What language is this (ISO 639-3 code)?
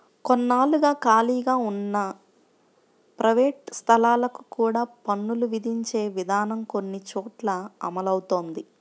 tel